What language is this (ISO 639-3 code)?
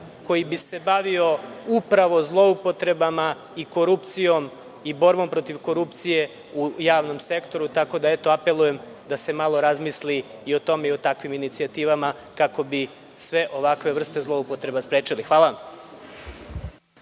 srp